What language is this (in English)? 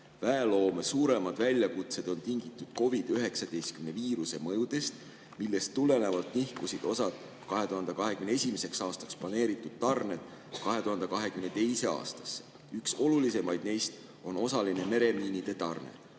Estonian